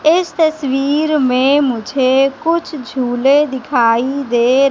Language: Hindi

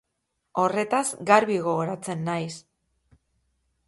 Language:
Basque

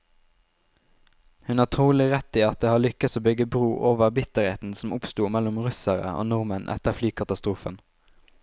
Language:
Norwegian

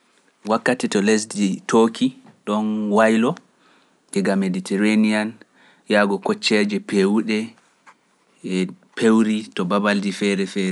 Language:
Pular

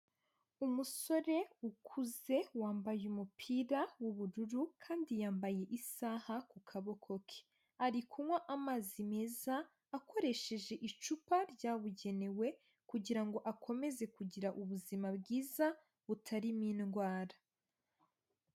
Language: Kinyarwanda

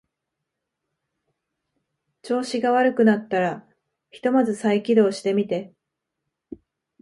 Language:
Japanese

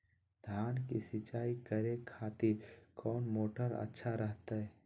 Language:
Magahi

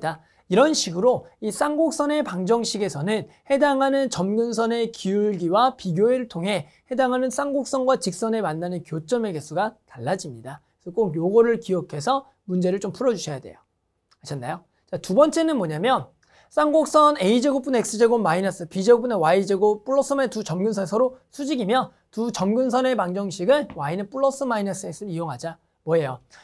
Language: Korean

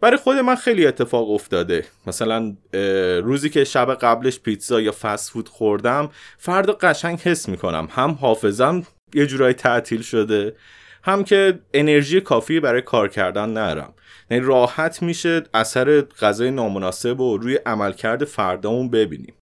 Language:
Persian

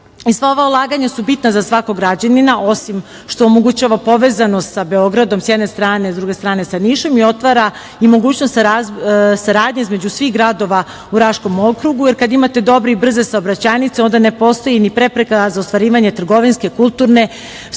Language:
Serbian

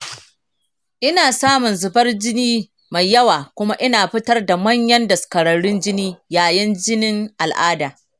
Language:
Hausa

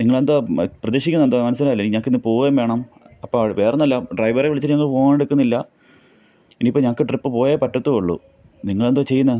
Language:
Malayalam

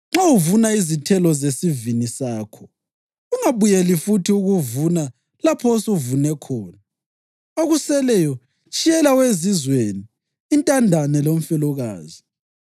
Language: North Ndebele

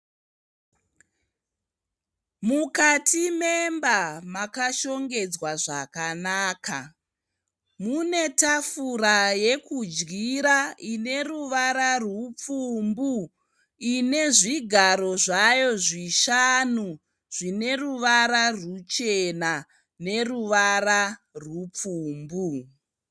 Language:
Shona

